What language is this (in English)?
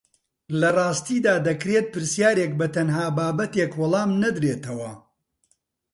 Central Kurdish